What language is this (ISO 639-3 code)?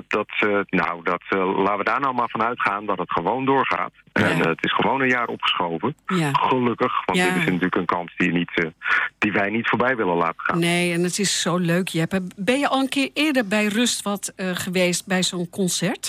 nld